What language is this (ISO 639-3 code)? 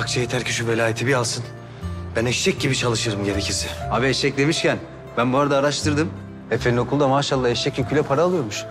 tur